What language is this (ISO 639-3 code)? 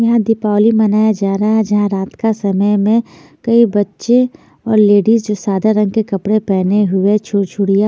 hin